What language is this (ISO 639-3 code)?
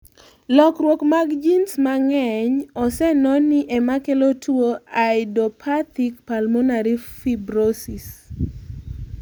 luo